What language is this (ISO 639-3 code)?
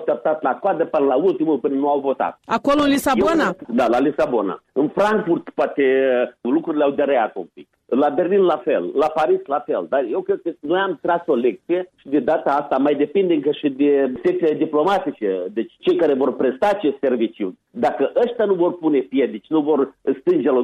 ron